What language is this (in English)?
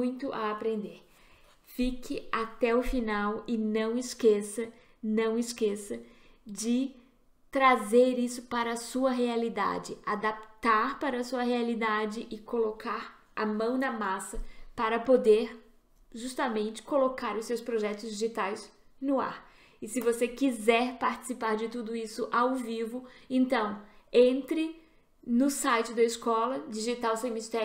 Portuguese